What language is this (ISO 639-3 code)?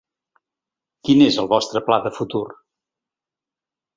cat